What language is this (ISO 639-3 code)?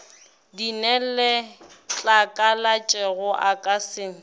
nso